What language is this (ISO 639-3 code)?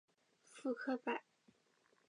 zho